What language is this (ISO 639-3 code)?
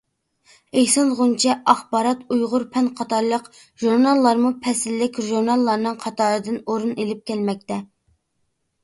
uig